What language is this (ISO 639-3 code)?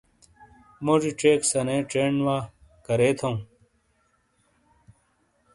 scl